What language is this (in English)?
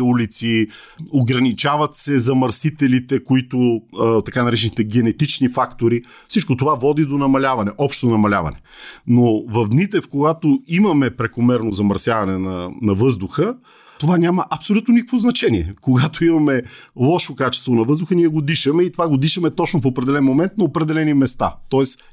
Bulgarian